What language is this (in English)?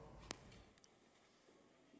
Danish